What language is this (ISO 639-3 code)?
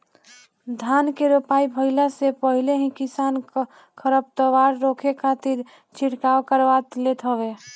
bho